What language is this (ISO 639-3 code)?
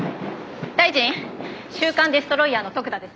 jpn